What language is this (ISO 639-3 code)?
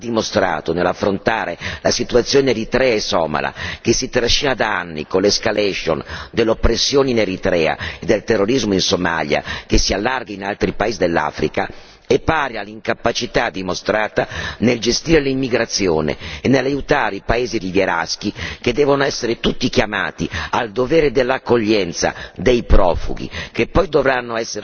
ita